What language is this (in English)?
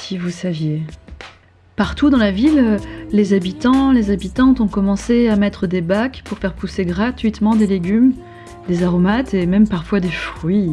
French